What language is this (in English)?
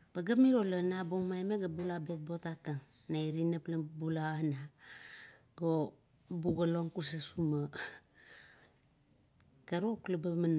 Kuot